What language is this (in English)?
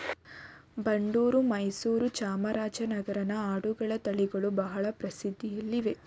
Kannada